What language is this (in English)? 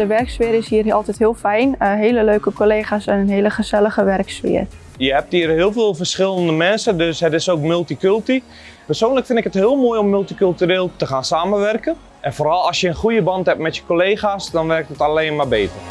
Dutch